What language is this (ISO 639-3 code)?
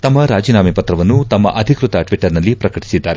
kan